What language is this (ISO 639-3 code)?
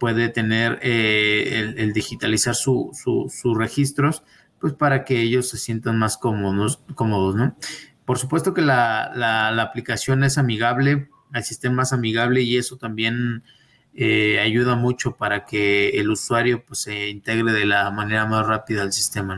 spa